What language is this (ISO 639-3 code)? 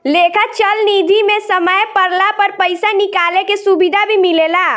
bho